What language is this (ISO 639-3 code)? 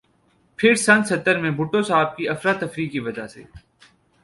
urd